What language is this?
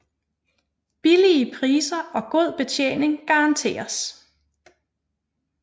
Danish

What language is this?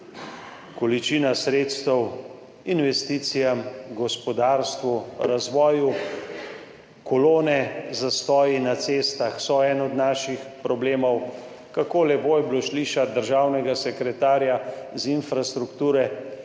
Slovenian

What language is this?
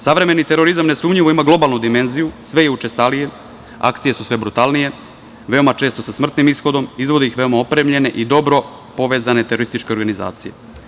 Serbian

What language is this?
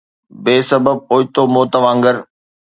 Sindhi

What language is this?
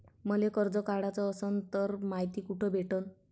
Marathi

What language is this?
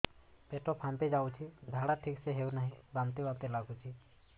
Odia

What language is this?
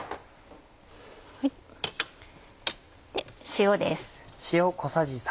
Japanese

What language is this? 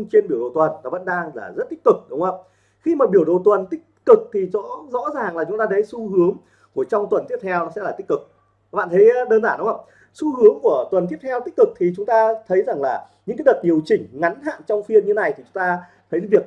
Vietnamese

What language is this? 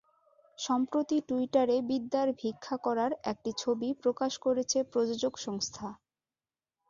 Bangla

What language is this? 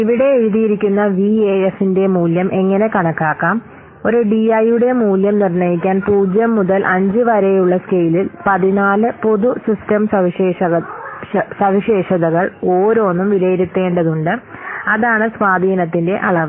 Malayalam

